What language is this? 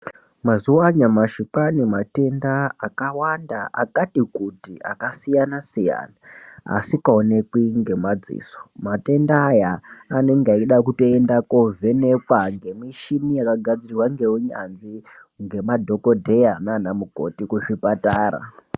Ndau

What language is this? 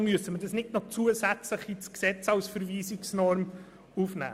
Swiss German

